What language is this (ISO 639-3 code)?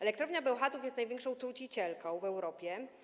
pol